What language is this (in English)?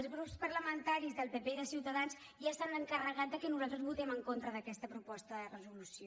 Catalan